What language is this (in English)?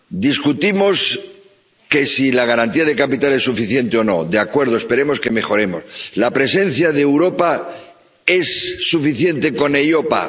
Spanish